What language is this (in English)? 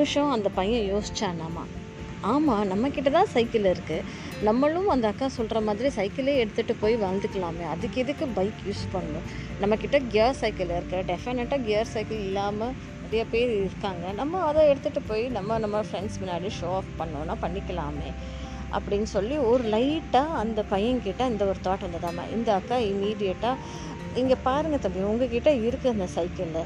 Tamil